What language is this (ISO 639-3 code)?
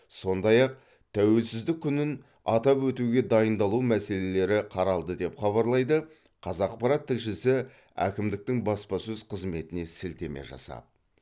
kaz